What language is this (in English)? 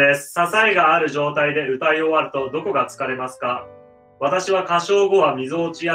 Japanese